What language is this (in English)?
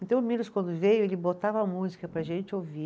Portuguese